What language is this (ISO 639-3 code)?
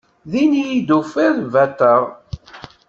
kab